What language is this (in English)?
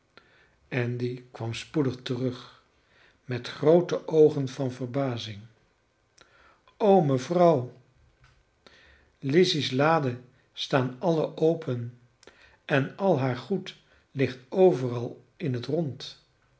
Dutch